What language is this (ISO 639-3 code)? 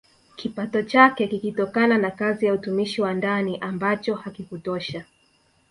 swa